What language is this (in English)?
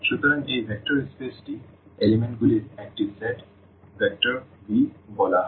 Bangla